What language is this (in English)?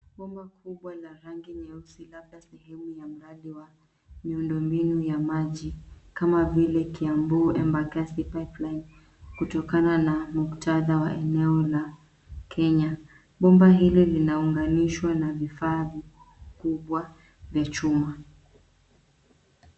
Swahili